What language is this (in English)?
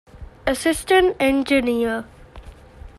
Divehi